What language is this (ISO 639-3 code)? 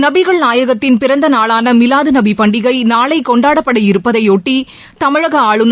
tam